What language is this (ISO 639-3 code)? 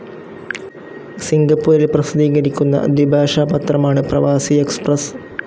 mal